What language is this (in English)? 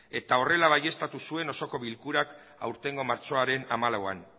Basque